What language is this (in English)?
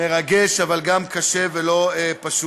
Hebrew